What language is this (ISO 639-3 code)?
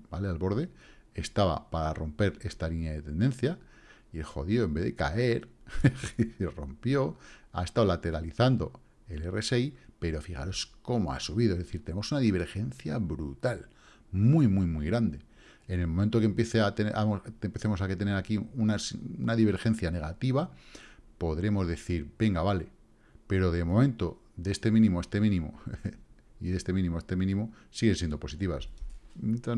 spa